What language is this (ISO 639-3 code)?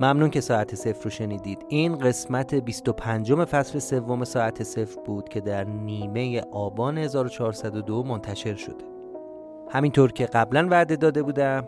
fas